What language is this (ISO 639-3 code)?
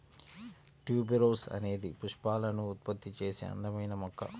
tel